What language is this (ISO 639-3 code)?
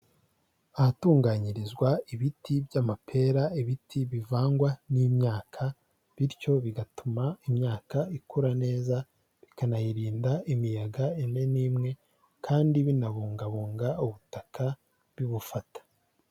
kin